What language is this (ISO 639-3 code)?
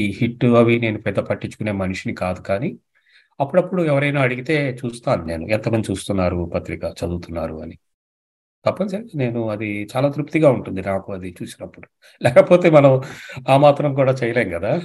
tel